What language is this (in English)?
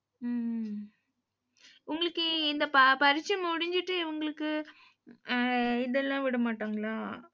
Tamil